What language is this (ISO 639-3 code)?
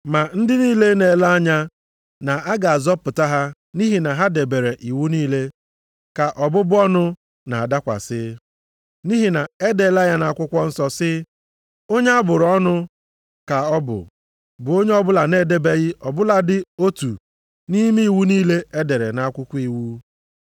ibo